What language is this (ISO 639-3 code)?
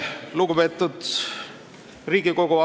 est